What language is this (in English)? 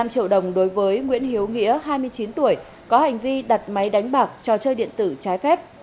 Vietnamese